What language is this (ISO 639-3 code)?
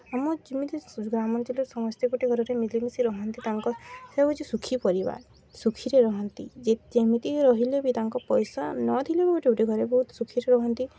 ori